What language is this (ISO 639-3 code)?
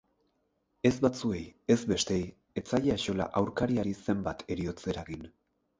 eus